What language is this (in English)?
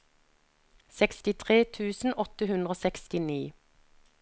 Norwegian